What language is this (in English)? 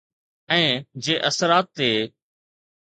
Sindhi